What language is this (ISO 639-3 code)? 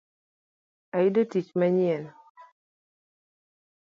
luo